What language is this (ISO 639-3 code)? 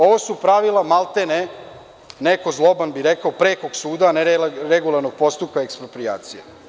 srp